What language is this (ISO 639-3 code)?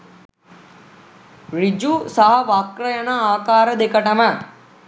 sin